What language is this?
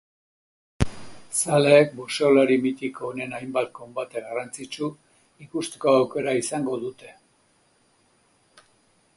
Basque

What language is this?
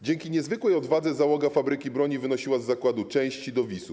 Polish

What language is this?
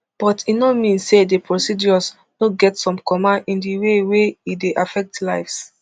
Nigerian Pidgin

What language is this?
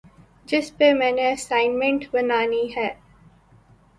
Urdu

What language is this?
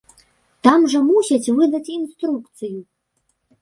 Belarusian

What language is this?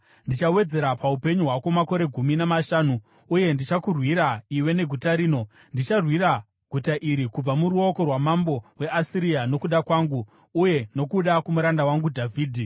Shona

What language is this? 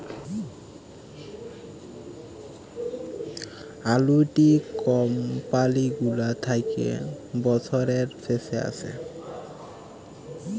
Bangla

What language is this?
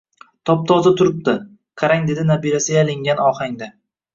Uzbek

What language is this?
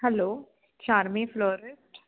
Marathi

